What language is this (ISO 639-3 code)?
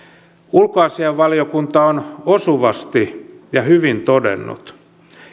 fin